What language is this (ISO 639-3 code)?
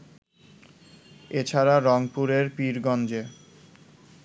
ben